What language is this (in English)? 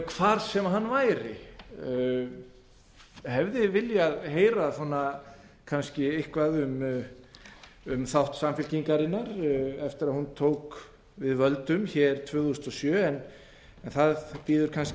Icelandic